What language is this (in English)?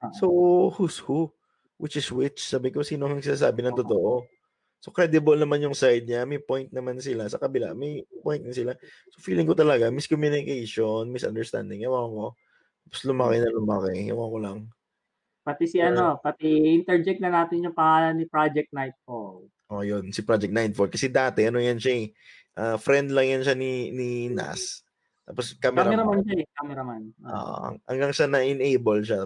Filipino